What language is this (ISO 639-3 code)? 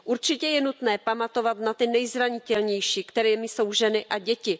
ces